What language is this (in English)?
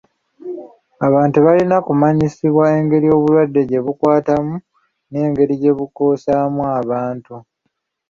Ganda